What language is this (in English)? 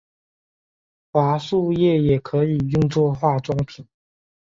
Chinese